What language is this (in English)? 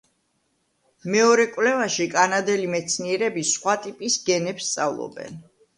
Georgian